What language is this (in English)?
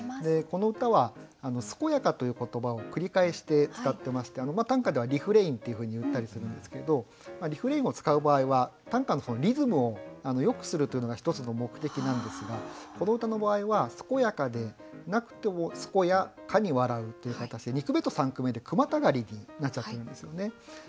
Japanese